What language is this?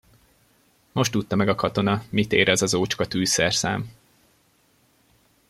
Hungarian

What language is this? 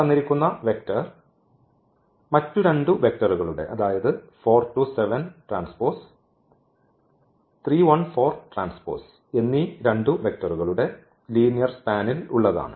Malayalam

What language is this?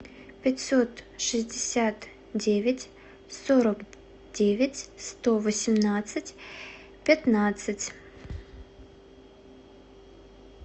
Russian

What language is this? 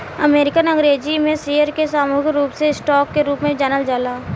Bhojpuri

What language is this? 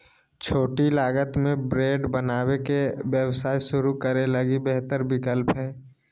Magahi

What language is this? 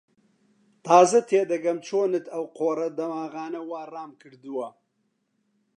Central Kurdish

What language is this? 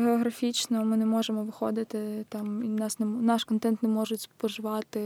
Ukrainian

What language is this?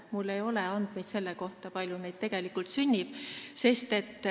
Estonian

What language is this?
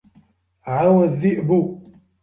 Arabic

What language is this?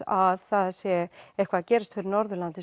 Icelandic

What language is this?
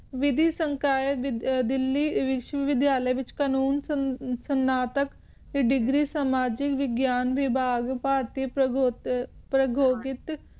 Punjabi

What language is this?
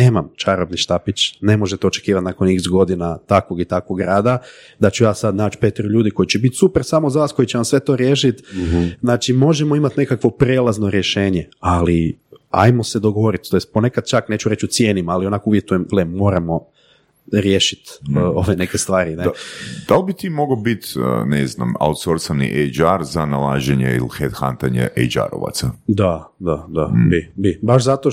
Croatian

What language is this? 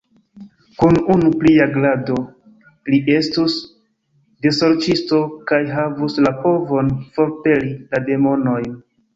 Esperanto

